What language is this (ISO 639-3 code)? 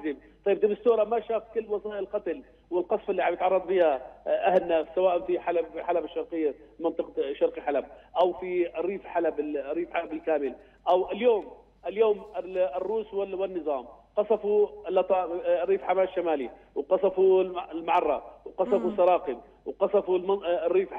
ara